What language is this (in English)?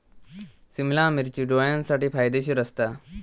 Marathi